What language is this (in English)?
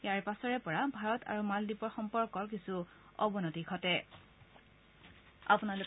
Assamese